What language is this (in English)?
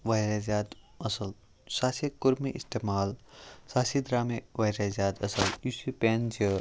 Kashmiri